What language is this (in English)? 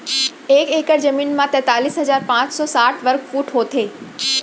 Chhattisgarhi